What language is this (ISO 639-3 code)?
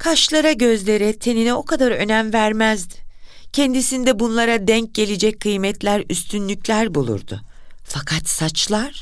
tur